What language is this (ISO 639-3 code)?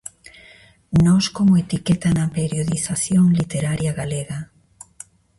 glg